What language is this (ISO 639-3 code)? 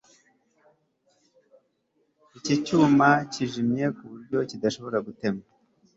kin